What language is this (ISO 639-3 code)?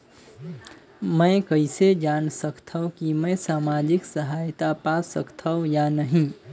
hne